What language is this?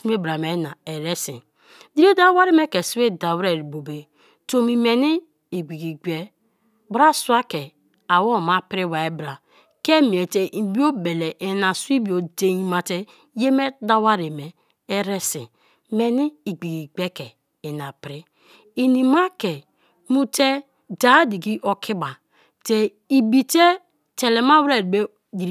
Kalabari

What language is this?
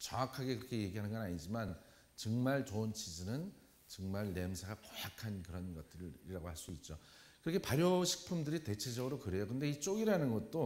Korean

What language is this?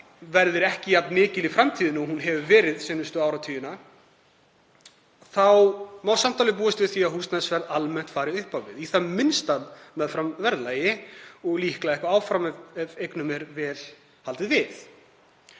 Icelandic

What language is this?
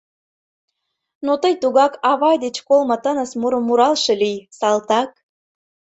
Mari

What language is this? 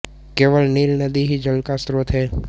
Hindi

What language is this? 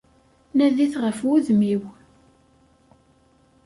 Kabyle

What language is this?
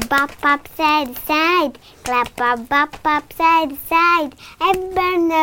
Romanian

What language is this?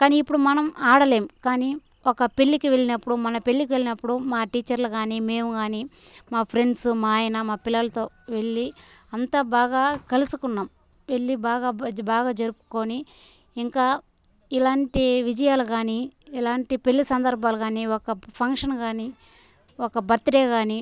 Telugu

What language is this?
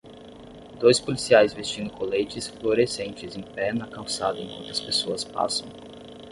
Portuguese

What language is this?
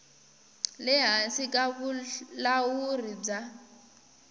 Tsonga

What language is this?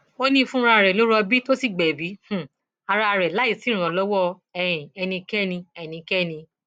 Yoruba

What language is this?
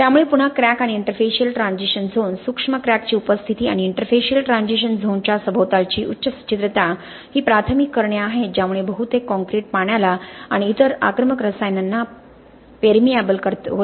Marathi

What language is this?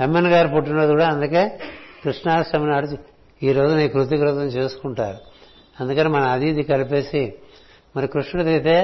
Telugu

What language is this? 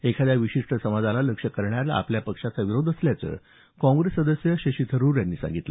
Marathi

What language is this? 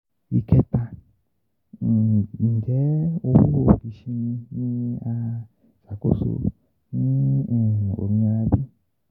Yoruba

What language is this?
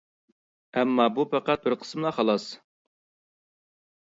Uyghur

